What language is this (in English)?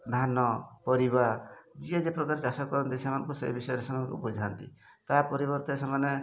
Odia